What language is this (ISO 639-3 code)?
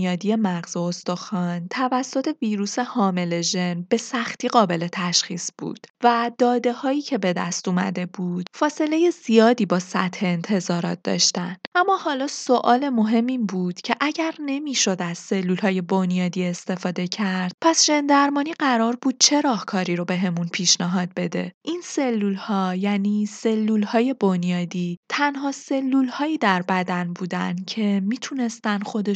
fas